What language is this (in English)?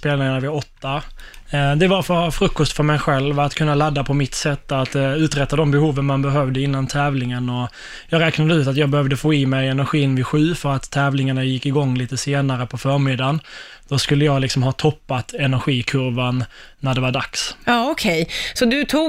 Swedish